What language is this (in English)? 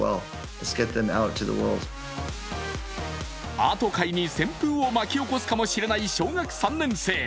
Japanese